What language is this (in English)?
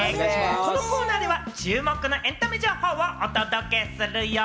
Japanese